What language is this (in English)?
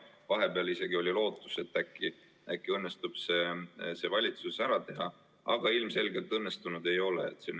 Estonian